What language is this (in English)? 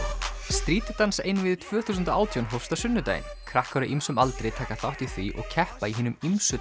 Icelandic